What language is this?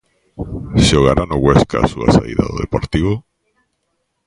Galician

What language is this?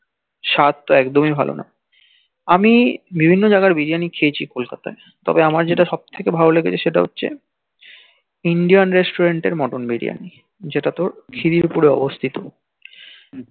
Bangla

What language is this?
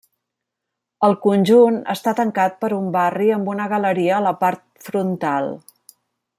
Catalan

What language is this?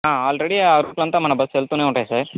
Telugu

